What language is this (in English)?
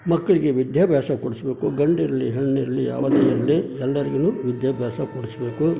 Kannada